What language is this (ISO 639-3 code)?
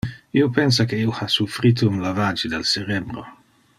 ina